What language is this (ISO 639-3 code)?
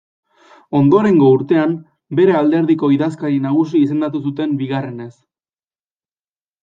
eus